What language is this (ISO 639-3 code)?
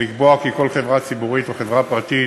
heb